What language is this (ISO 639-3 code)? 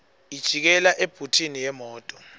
ssw